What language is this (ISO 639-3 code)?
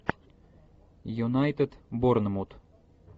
rus